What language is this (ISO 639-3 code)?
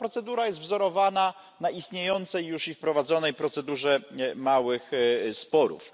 pol